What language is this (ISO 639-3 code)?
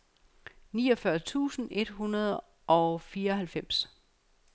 dan